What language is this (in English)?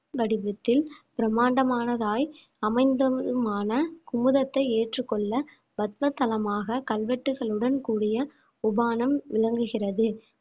Tamil